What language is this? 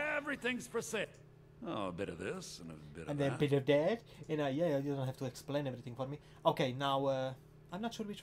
English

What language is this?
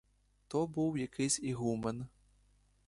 Ukrainian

